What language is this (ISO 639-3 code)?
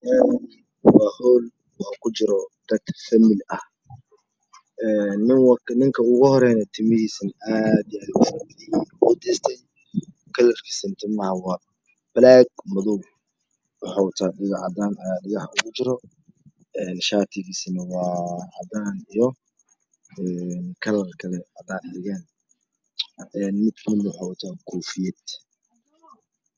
som